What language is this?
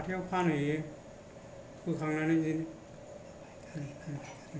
Bodo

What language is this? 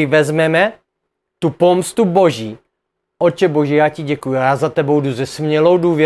Czech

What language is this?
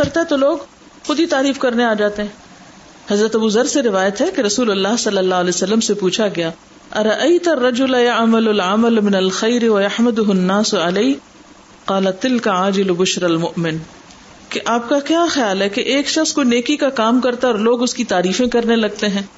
Urdu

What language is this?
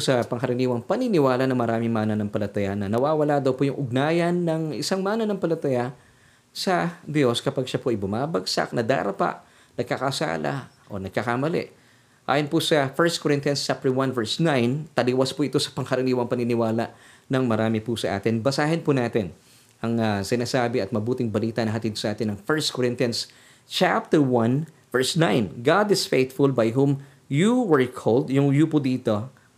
Filipino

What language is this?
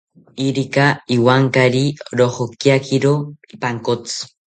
South Ucayali Ashéninka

